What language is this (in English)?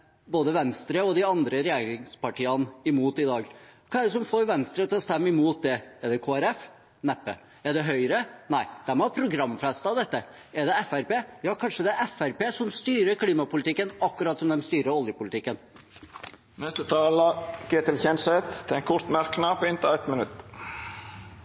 Norwegian